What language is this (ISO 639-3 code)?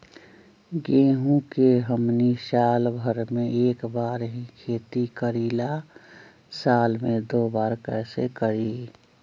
mag